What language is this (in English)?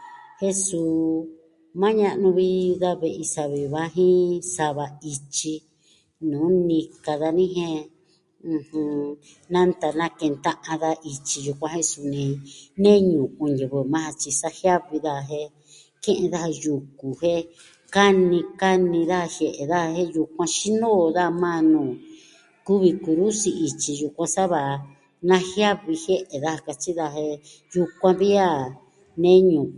Southwestern Tlaxiaco Mixtec